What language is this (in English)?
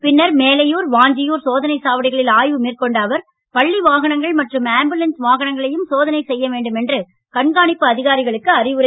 Tamil